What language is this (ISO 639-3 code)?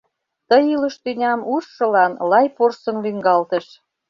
chm